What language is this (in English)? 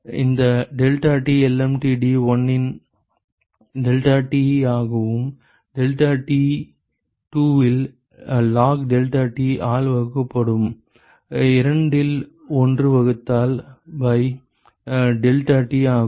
Tamil